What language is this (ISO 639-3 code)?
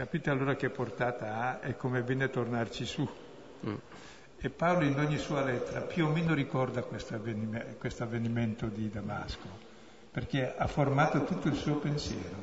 ita